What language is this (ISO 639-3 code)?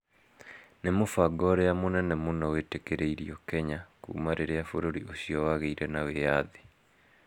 kik